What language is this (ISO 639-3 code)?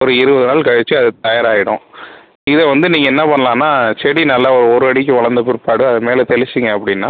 tam